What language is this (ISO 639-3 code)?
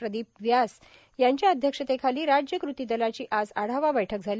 mar